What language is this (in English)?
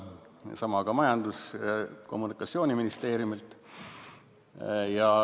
Estonian